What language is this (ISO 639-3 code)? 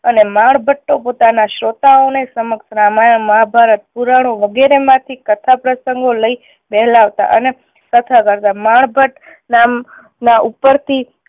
guj